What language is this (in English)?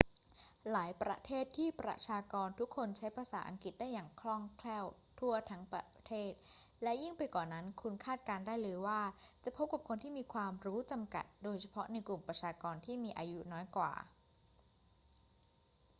Thai